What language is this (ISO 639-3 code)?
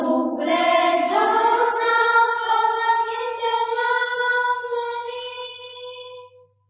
hin